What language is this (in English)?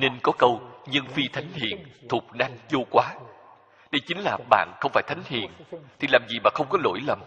Vietnamese